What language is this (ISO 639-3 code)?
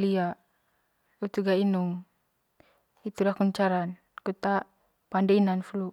mqy